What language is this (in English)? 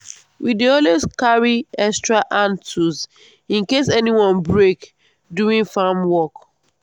Nigerian Pidgin